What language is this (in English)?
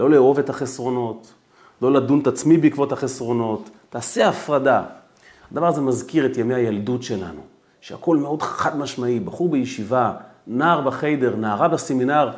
Hebrew